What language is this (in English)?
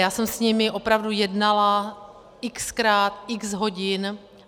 Czech